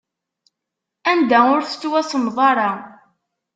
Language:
Kabyle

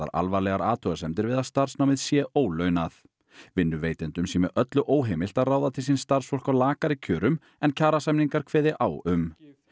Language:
Icelandic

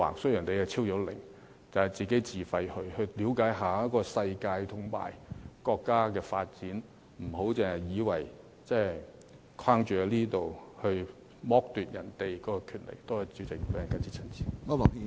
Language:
Cantonese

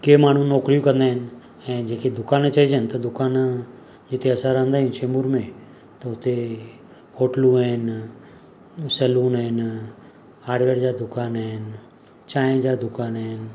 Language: Sindhi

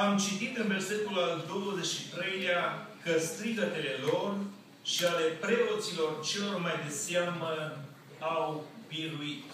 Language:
Romanian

